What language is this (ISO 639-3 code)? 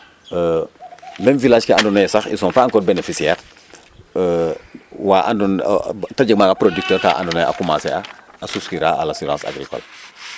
srr